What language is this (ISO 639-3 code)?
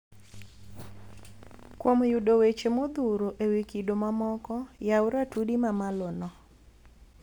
luo